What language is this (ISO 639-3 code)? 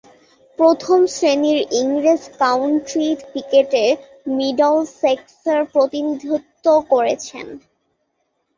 ben